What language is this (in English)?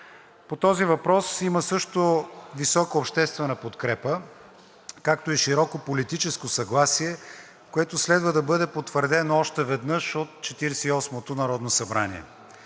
Bulgarian